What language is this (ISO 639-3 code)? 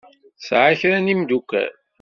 kab